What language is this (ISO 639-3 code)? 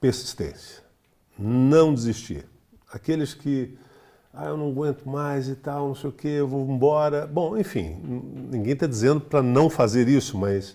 por